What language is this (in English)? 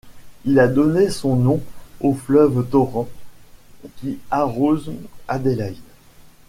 French